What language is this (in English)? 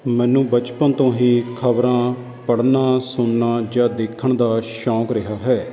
Punjabi